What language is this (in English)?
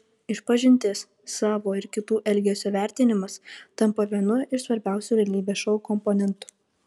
Lithuanian